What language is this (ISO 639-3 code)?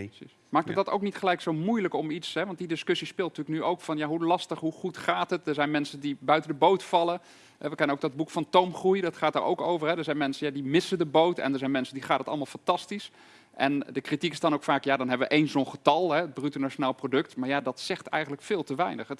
nld